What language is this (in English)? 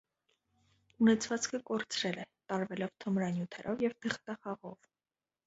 Armenian